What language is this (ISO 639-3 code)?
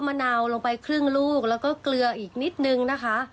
tha